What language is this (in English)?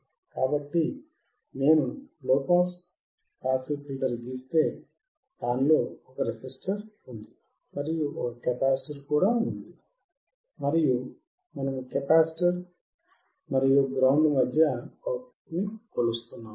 Telugu